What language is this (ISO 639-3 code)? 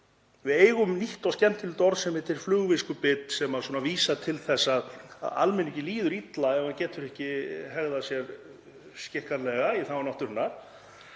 isl